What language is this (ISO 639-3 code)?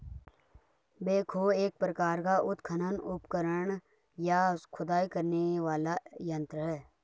hin